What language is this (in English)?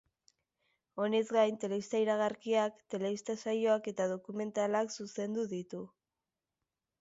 Basque